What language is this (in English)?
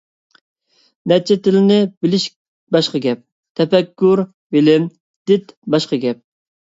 Uyghur